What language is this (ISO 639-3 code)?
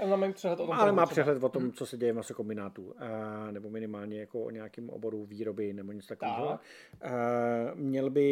ces